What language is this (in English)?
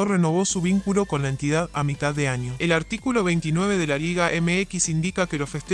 Spanish